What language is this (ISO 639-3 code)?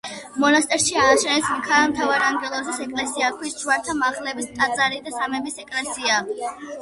kat